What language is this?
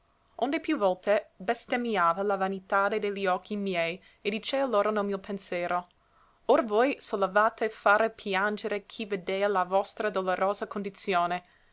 Italian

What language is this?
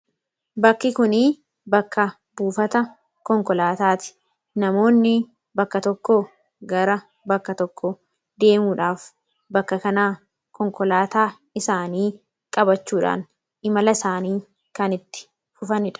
Oromo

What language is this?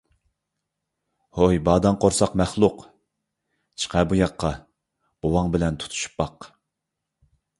Uyghur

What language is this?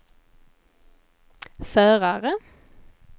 Swedish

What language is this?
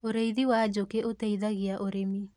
Kikuyu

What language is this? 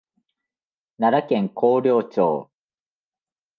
Japanese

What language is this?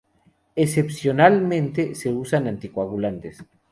Spanish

